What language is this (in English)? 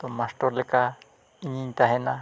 Santali